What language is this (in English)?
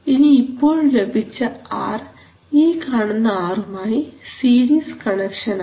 Malayalam